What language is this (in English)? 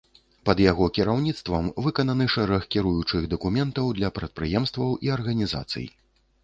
Belarusian